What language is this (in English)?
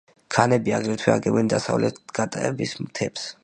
Georgian